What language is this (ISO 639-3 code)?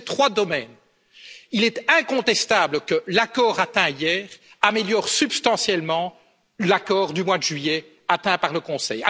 fra